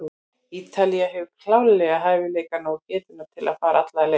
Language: Icelandic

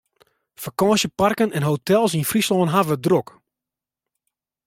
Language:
Western Frisian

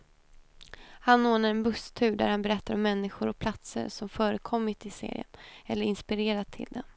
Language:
Swedish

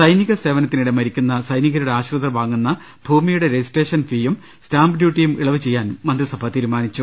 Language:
Malayalam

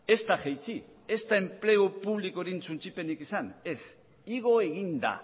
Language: Basque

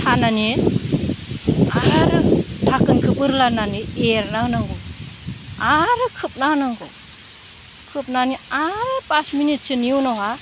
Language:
Bodo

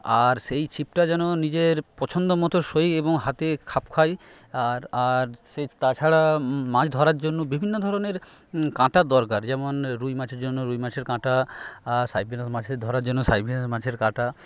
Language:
Bangla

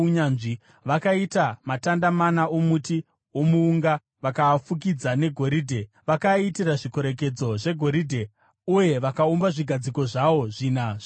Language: Shona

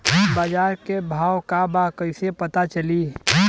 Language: Bhojpuri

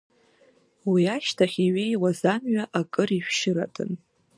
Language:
Abkhazian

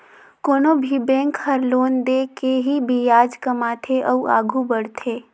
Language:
Chhattisgarhi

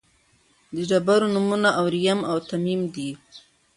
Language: Pashto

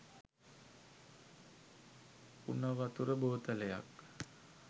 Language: Sinhala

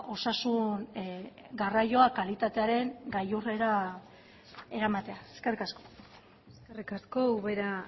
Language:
Basque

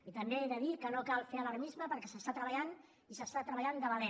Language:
Catalan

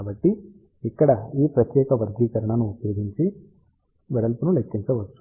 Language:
Telugu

